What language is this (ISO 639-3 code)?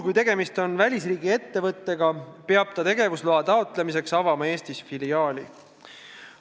est